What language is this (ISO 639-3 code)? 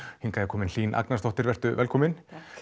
isl